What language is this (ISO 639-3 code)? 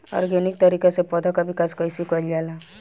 bho